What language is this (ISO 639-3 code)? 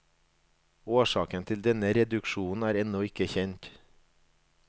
nor